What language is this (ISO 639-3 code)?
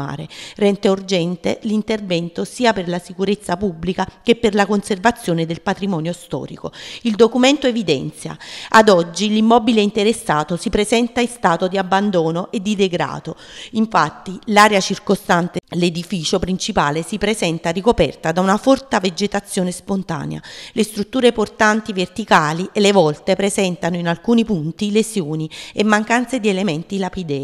ita